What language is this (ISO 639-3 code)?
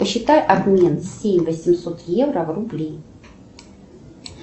rus